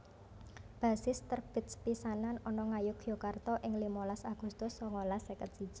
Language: Javanese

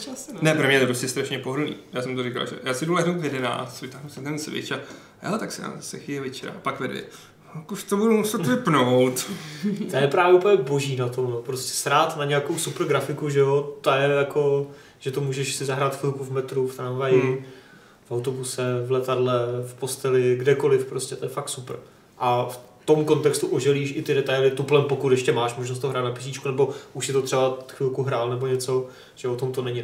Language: Czech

